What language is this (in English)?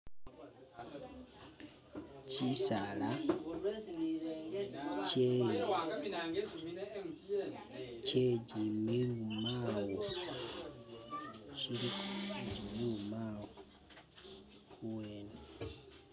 Masaaba